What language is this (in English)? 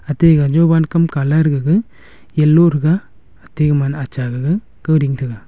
Wancho Naga